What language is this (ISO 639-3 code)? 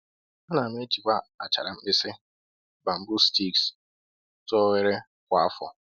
ibo